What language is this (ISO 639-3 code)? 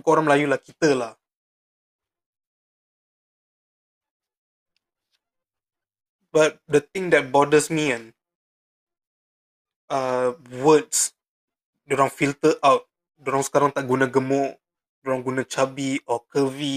msa